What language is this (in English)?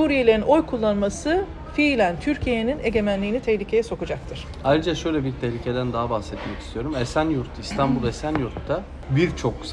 Turkish